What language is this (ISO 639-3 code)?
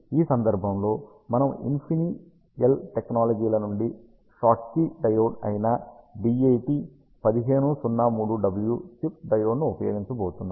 tel